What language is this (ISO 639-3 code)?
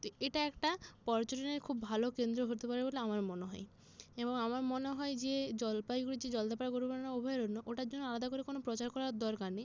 ben